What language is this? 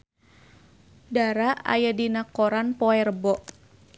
Sundanese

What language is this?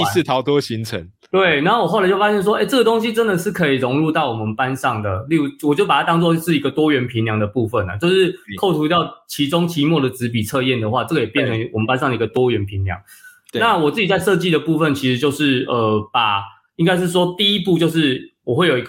Chinese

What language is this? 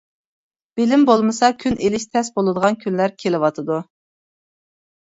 Uyghur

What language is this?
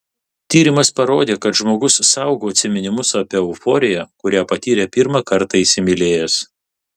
Lithuanian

